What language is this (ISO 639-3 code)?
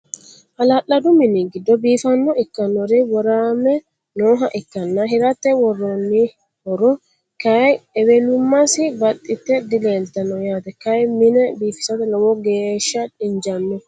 sid